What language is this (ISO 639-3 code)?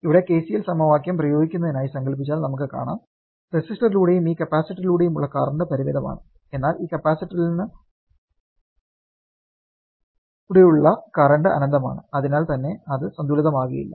mal